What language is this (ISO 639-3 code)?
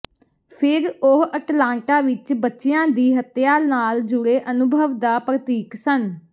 pan